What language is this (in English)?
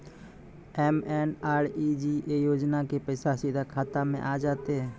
Maithili